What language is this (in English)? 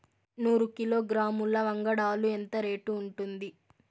Telugu